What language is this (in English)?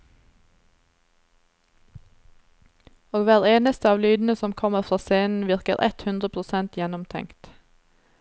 Norwegian